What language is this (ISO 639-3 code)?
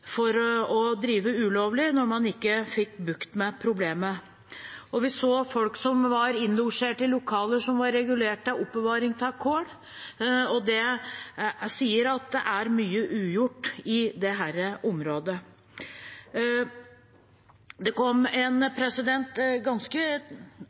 nob